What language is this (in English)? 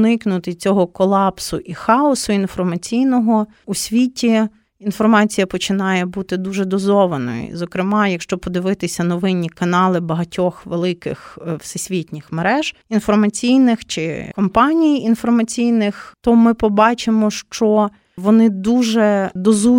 Ukrainian